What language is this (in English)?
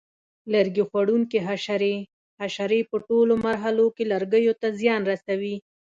Pashto